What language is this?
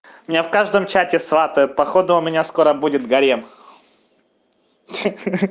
Russian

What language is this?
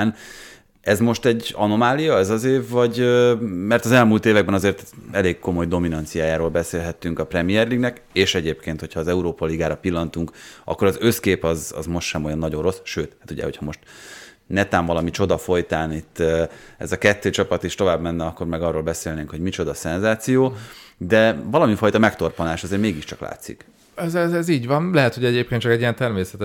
Hungarian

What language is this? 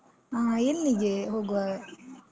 Kannada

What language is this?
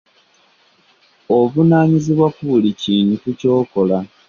Ganda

